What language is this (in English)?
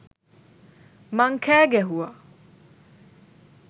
Sinhala